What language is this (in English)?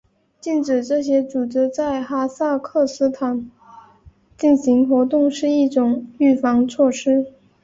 Chinese